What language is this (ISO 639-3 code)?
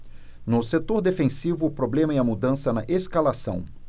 por